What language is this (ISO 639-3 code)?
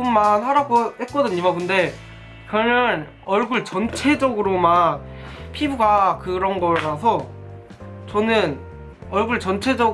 kor